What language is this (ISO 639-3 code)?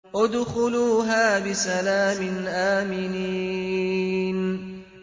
ara